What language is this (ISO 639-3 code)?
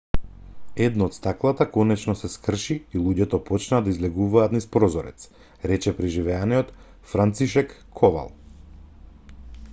mkd